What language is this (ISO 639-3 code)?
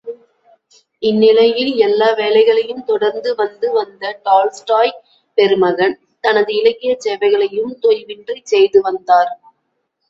tam